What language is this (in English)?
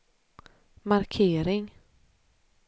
Swedish